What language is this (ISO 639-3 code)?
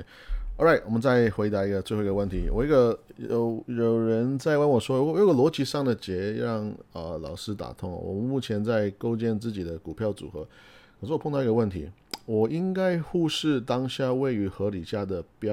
zho